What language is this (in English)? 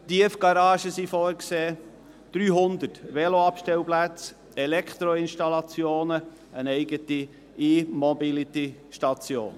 Swiss German